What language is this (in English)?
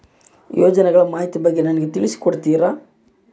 Kannada